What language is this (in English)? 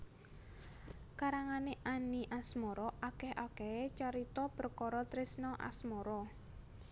Javanese